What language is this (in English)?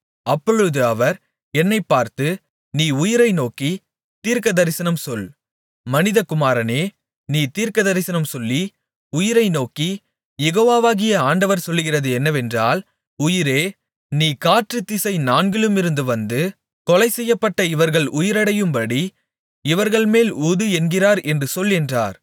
Tamil